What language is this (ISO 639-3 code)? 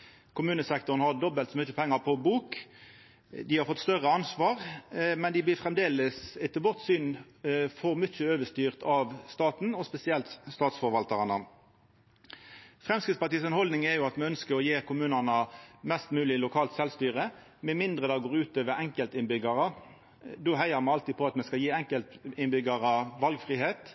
nno